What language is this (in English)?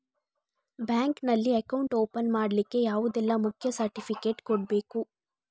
Kannada